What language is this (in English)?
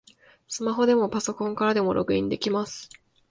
Japanese